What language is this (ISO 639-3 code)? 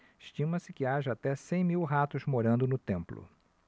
por